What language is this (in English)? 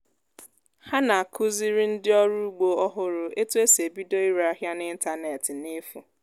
Igbo